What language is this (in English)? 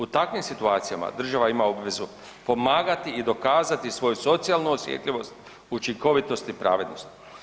Croatian